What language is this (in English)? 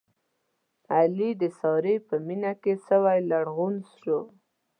Pashto